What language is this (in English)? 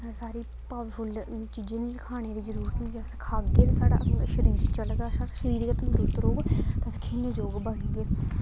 Dogri